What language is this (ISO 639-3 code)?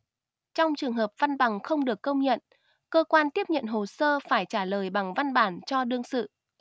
vie